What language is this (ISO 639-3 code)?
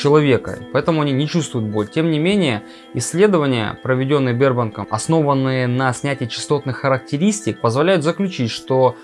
rus